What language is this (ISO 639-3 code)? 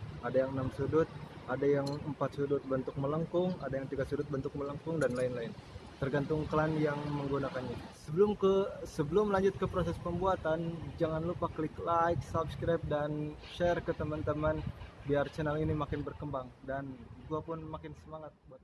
ind